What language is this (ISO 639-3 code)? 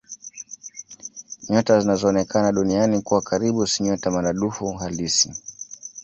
swa